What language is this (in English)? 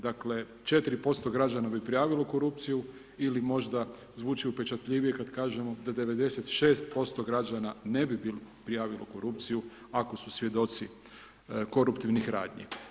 Croatian